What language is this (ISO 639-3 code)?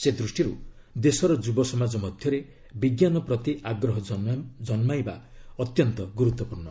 ori